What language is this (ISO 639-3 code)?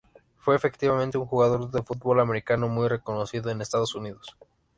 spa